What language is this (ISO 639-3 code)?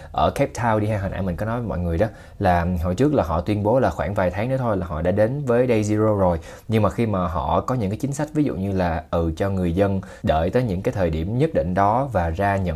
vie